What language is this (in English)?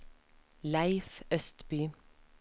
Norwegian